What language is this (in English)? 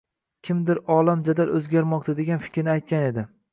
Uzbek